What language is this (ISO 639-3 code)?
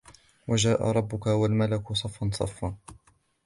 ara